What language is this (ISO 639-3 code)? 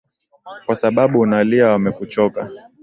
swa